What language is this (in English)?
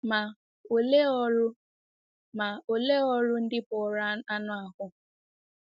Igbo